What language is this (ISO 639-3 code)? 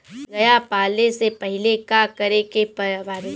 bho